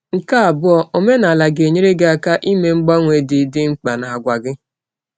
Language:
Igbo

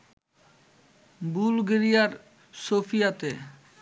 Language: Bangla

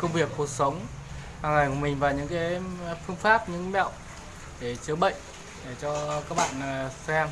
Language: Vietnamese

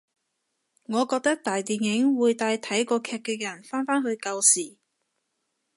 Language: Cantonese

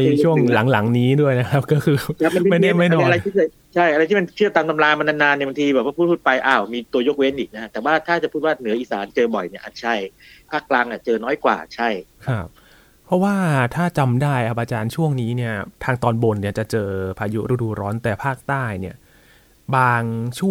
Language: Thai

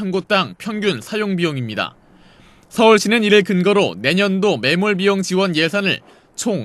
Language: Korean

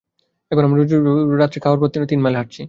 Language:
Bangla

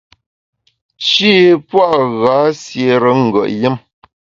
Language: Bamun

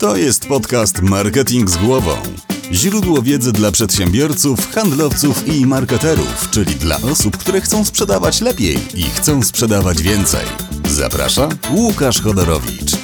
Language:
Polish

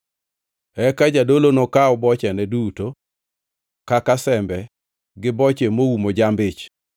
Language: Luo (Kenya and Tanzania)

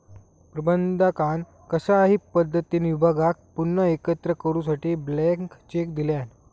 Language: Marathi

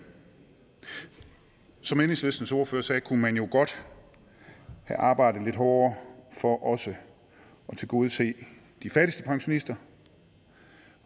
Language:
Danish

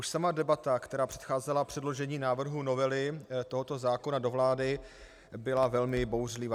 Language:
Czech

